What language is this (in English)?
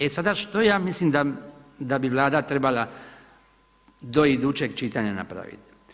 Croatian